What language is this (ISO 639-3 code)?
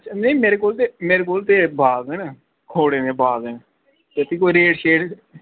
doi